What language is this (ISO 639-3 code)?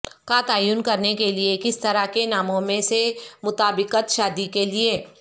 urd